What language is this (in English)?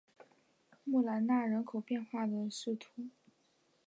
Chinese